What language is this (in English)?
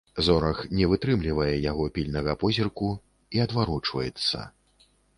Belarusian